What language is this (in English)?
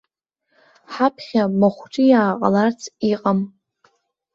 Abkhazian